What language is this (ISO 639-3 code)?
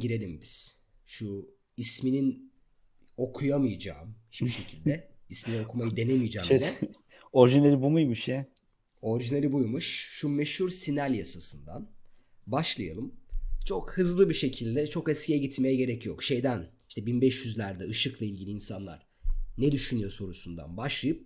tur